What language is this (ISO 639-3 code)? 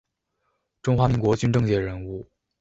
zho